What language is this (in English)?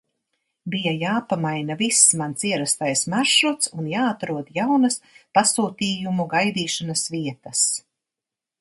Latvian